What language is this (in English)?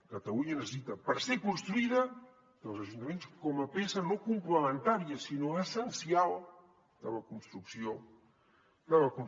Catalan